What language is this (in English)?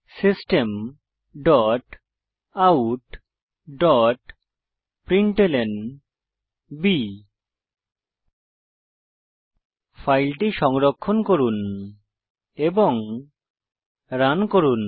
Bangla